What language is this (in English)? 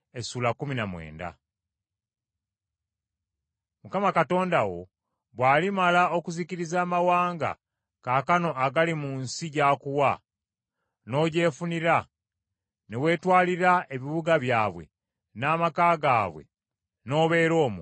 Ganda